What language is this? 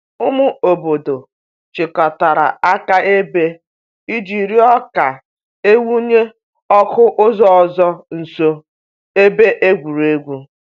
Igbo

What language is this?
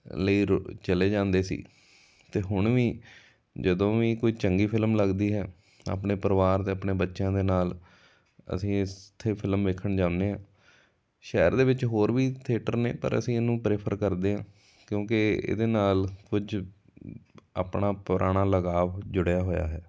Punjabi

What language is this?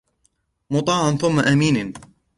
Arabic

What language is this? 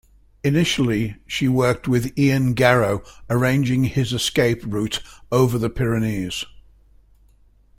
English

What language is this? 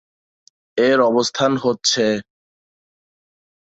Bangla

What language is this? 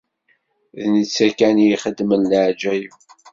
Kabyle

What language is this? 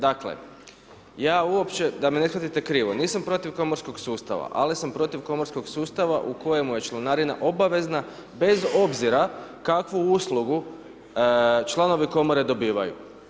Croatian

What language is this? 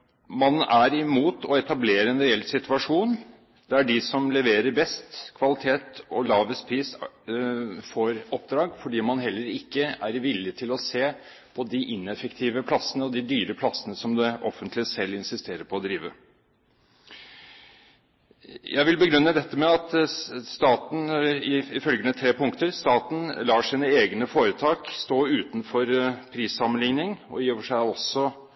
Norwegian Bokmål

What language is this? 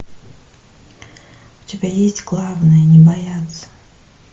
Russian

